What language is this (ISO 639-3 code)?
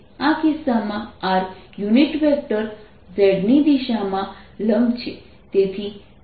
guj